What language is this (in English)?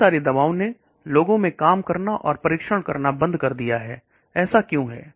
Hindi